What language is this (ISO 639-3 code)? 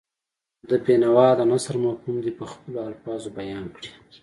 pus